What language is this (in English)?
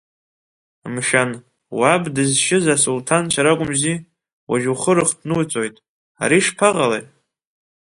Abkhazian